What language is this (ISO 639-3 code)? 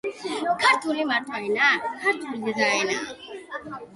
kat